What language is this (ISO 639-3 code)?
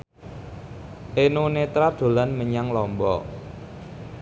jav